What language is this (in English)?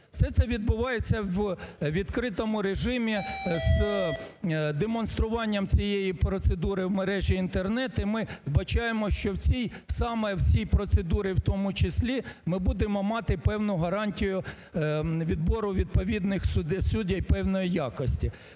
Ukrainian